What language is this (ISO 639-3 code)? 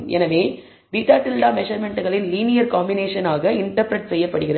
tam